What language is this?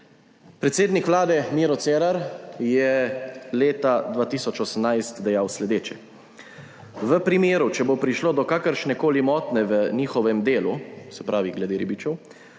Slovenian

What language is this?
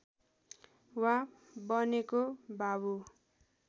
Nepali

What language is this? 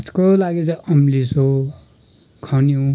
Nepali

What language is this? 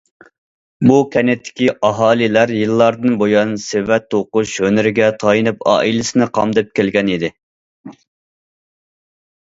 Uyghur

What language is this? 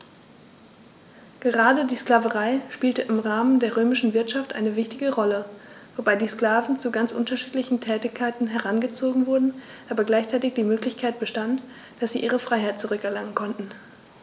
German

